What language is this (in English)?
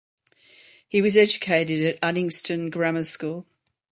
English